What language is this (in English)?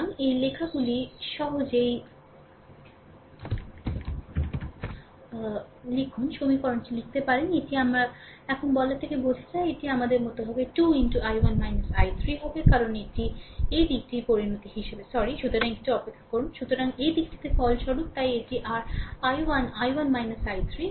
Bangla